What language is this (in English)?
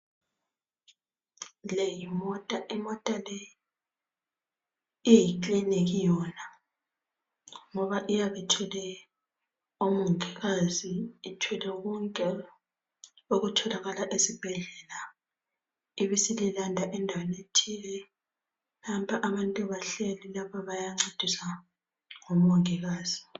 North Ndebele